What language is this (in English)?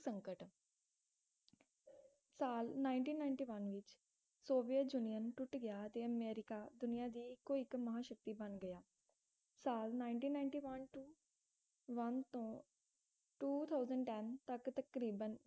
Punjabi